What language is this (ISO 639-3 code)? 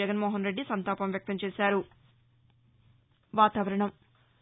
tel